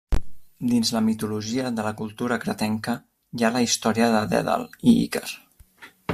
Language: Catalan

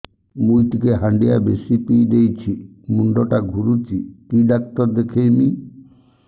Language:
Odia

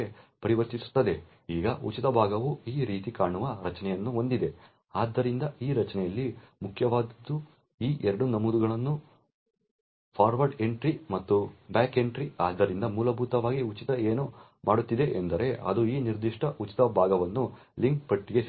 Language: Kannada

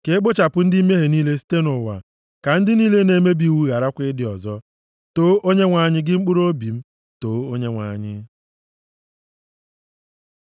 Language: Igbo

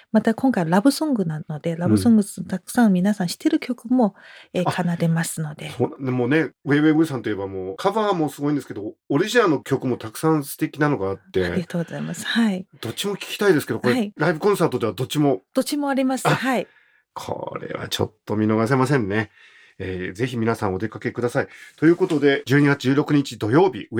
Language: Japanese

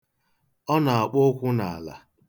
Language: Igbo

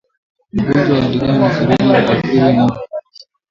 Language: Swahili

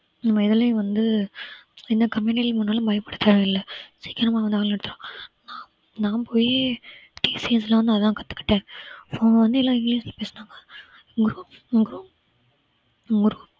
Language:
Tamil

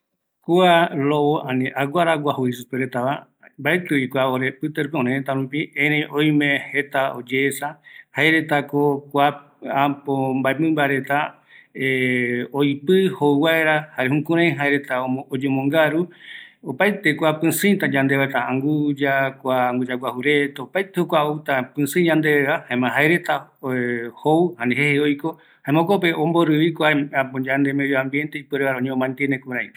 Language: Eastern Bolivian Guaraní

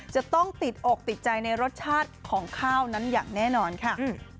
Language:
Thai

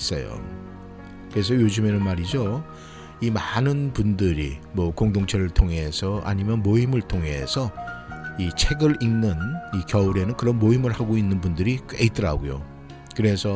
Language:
Korean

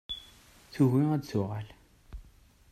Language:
Kabyle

